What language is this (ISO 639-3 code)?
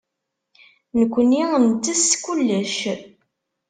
kab